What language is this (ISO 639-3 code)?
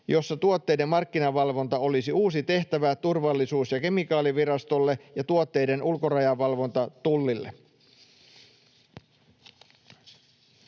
fin